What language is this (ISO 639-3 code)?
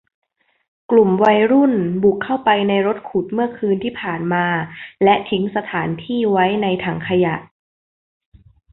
tha